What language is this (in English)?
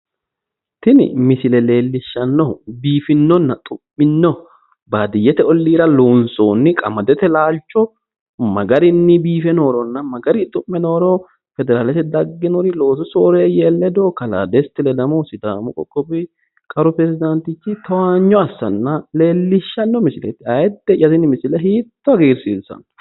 Sidamo